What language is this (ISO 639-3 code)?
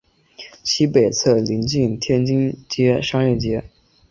zho